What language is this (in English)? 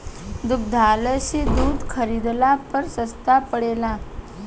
Bhojpuri